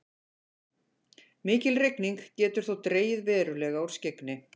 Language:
Icelandic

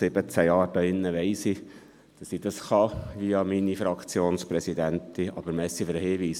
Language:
Swiss German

